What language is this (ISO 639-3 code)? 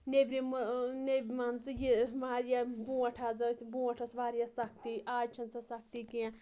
kas